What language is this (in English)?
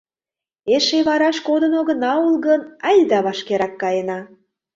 Mari